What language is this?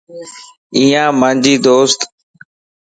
Lasi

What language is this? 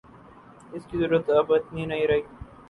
Urdu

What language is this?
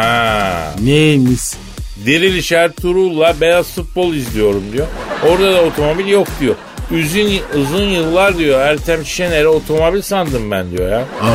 Turkish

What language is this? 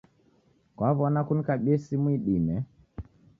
Taita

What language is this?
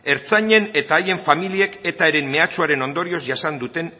Basque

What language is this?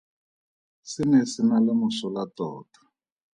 Tswana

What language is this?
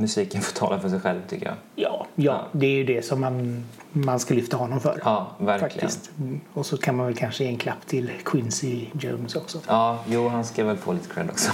Swedish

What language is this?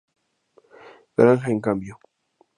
Spanish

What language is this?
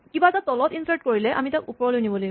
Assamese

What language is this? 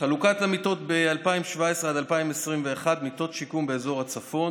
Hebrew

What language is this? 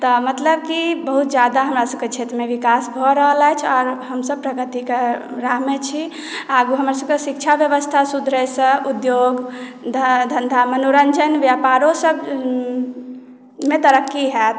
Maithili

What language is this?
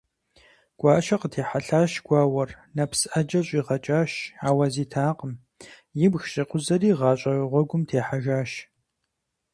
Kabardian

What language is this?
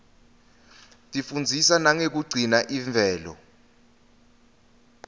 Swati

